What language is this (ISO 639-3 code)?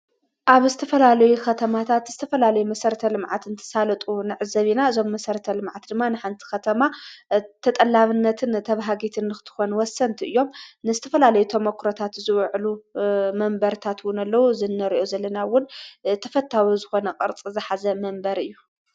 tir